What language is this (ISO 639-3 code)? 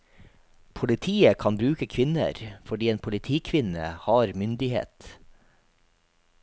nor